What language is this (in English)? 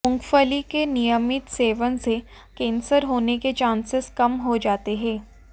Hindi